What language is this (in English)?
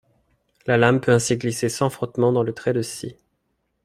French